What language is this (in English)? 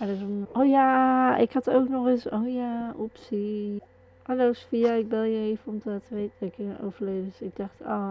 Dutch